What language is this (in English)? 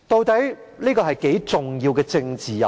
Cantonese